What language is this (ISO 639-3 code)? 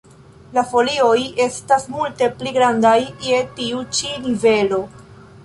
epo